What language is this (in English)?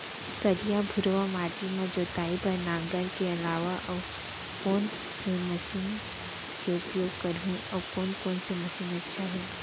Chhattisgarhi